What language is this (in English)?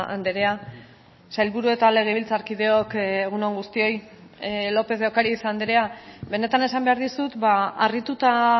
Basque